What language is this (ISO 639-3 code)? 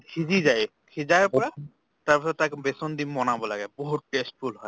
asm